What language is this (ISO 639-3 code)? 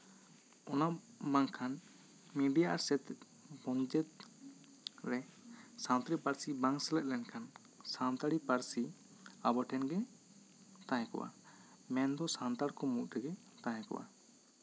sat